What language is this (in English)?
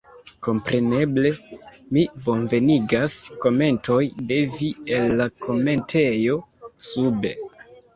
Esperanto